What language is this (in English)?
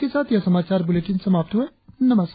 Hindi